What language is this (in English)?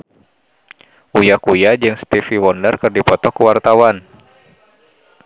Sundanese